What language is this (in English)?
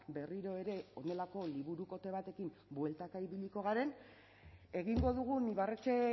Basque